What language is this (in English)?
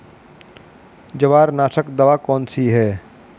Hindi